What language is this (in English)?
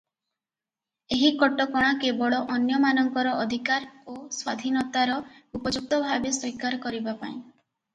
Odia